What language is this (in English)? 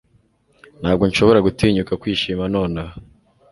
Kinyarwanda